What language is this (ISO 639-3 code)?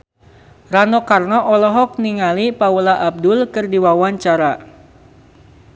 sun